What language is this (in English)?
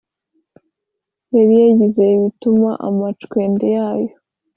Kinyarwanda